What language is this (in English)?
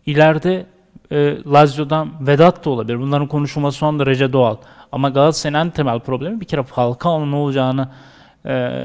Turkish